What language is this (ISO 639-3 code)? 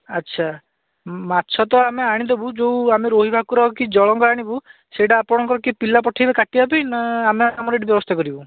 ori